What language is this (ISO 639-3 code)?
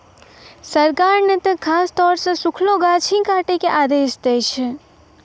mai